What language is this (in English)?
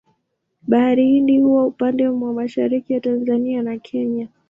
Swahili